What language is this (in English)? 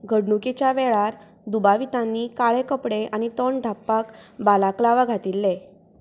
Konkani